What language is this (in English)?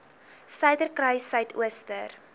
Afrikaans